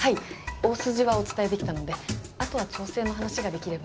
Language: Japanese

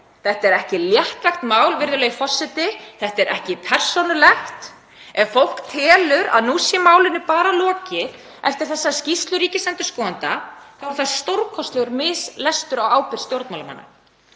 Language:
Icelandic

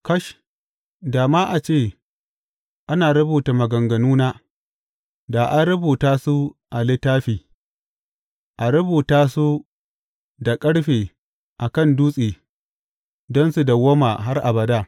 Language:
Hausa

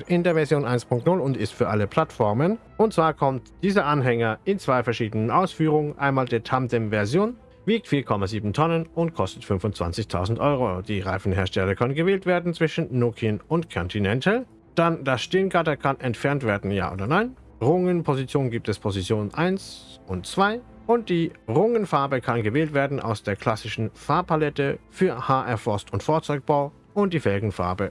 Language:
German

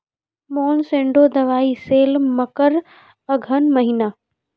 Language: Maithili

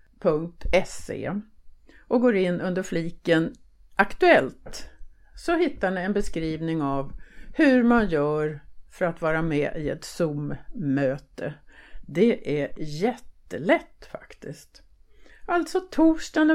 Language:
Swedish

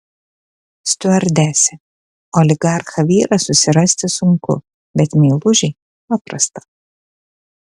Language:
Lithuanian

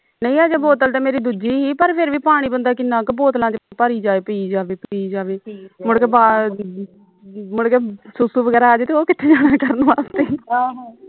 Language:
Punjabi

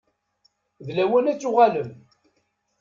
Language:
Kabyle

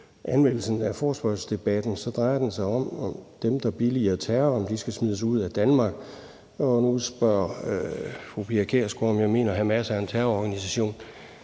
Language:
Danish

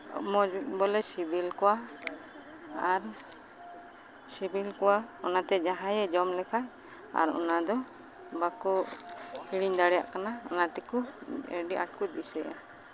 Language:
Santali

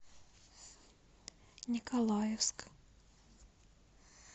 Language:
Russian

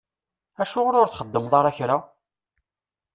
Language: Kabyle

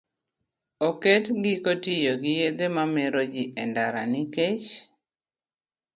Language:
Luo (Kenya and Tanzania)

